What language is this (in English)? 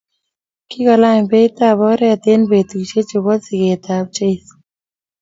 Kalenjin